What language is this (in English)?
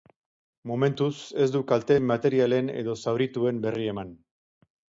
Basque